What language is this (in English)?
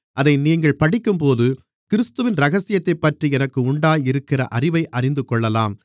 Tamil